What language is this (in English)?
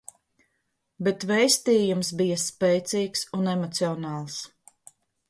Latvian